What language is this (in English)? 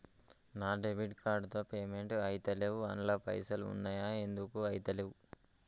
Telugu